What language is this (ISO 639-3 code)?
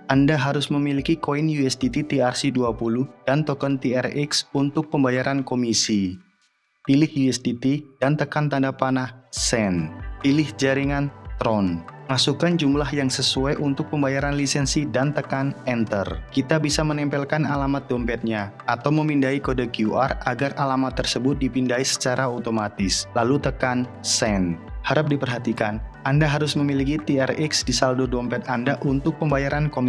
ind